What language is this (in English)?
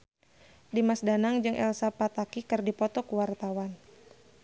Sundanese